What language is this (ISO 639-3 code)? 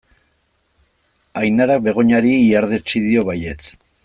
eus